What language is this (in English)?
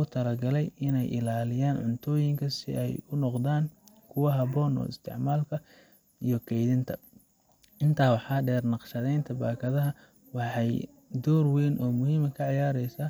Somali